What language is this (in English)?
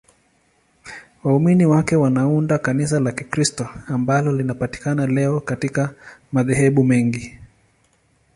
Swahili